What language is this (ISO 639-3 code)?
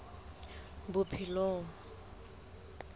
sot